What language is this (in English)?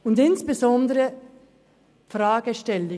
Swiss German